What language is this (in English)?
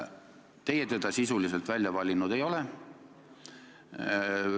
Estonian